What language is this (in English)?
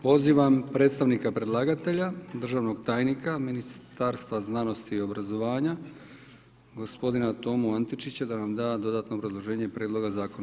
Croatian